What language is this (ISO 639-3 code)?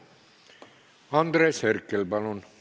est